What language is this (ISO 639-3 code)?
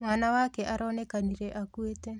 kik